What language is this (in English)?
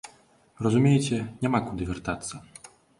Belarusian